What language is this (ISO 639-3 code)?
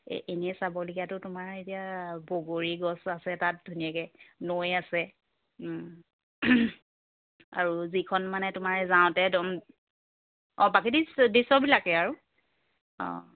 asm